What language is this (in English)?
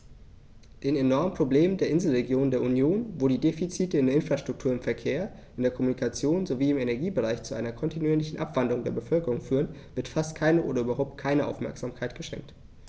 German